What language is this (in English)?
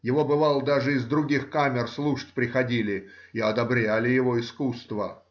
Russian